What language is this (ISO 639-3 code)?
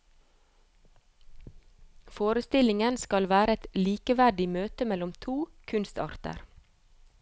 nor